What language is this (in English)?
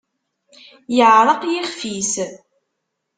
Kabyle